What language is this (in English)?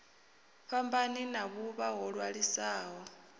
Venda